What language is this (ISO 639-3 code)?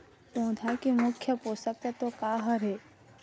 hne